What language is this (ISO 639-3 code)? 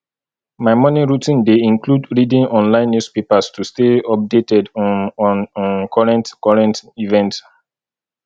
pcm